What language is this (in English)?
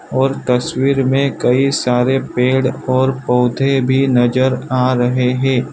Hindi